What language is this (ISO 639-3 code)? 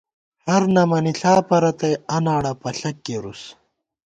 gwt